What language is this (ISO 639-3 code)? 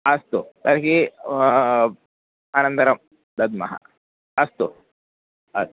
san